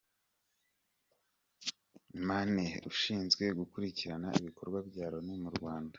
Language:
Kinyarwanda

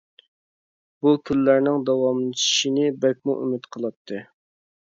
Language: Uyghur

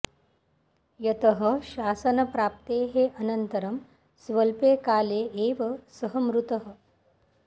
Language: Sanskrit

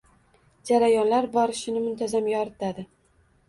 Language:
Uzbek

